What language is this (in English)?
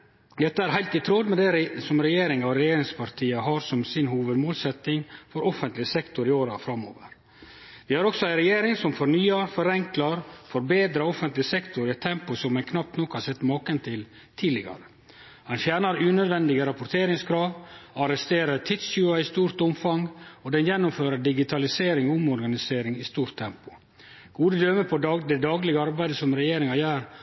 Norwegian Nynorsk